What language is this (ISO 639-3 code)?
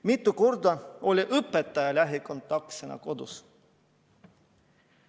est